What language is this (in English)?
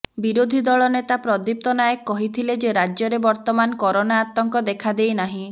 Odia